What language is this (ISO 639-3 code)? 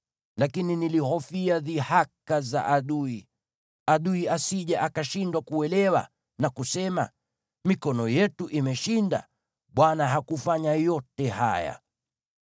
swa